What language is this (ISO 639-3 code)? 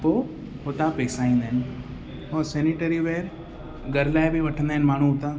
snd